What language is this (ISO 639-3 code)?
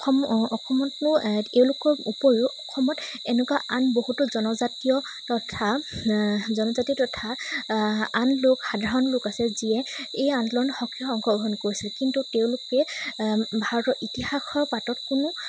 asm